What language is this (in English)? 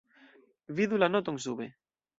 Esperanto